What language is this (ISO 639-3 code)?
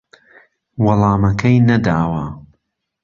ckb